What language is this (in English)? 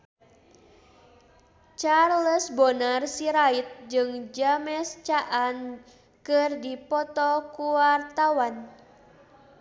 Sundanese